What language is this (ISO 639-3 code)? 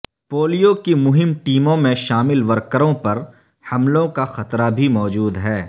urd